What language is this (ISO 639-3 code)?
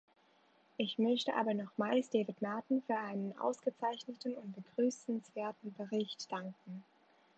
deu